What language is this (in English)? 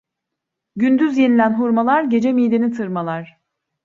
Turkish